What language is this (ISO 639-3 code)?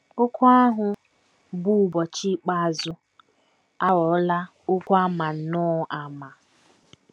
ibo